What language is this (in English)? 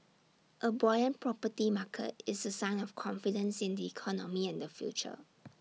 English